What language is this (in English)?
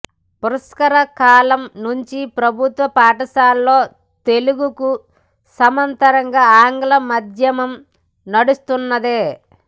Telugu